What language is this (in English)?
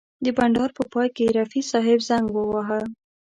Pashto